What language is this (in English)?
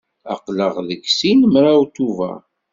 Kabyle